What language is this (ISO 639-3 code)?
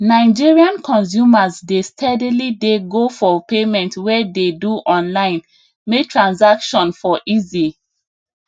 pcm